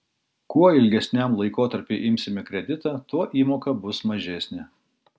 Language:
Lithuanian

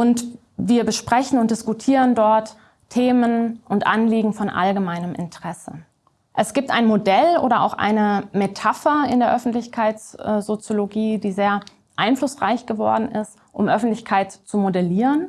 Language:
German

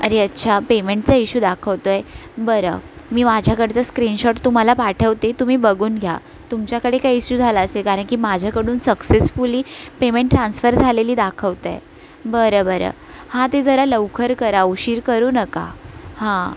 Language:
Marathi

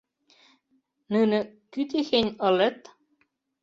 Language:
Mari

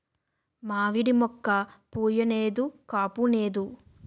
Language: Telugu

